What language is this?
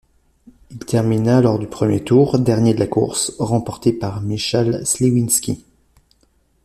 French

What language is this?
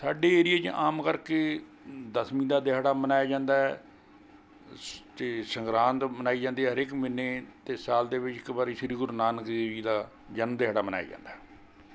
Punjabi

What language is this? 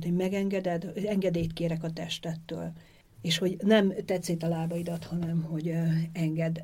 Hungarian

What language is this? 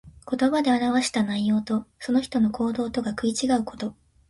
Japanese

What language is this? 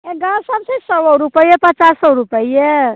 Maithili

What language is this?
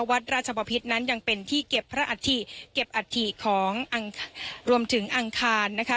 Thai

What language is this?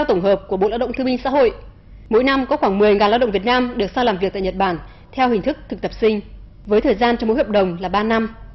Vietnamese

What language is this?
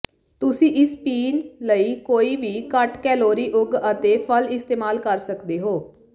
Punjabi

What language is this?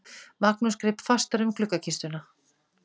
Icelandic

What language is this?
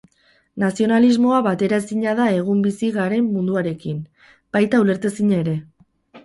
Basque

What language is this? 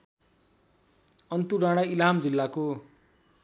Nepali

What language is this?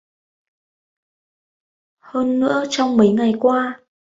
Vietnamese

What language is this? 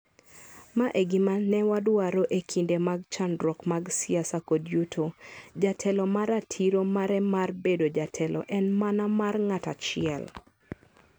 Luo (Kenya and Tanzania)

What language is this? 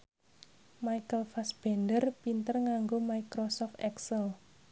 Javanese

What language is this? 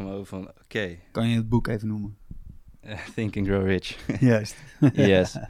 Dutch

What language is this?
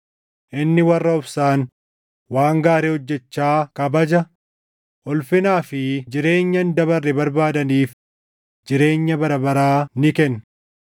Oromo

